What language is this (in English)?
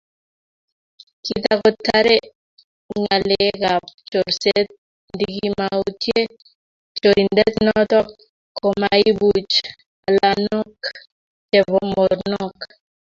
Kalenjin